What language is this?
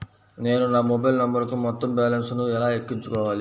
Telugu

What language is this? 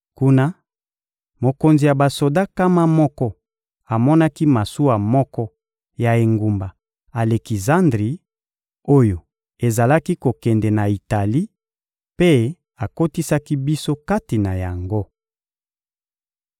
Lingala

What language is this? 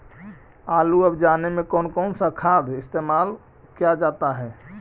Magahi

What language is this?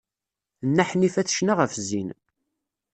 Kabyle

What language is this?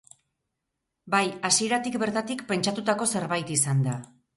Basque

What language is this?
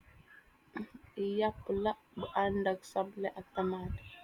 Wolof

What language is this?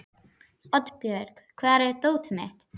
Icelandic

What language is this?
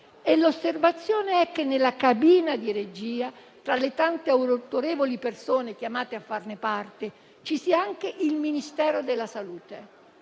Italian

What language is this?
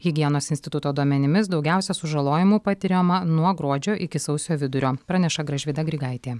Lithuanian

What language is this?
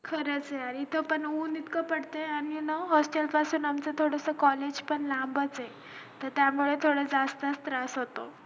Marathi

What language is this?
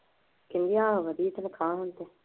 Punjabi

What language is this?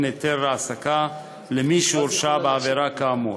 Hebrew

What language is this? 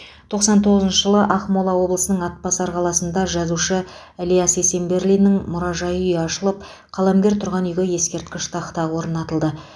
Kazakh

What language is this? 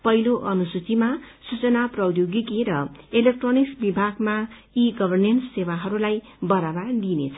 Nepali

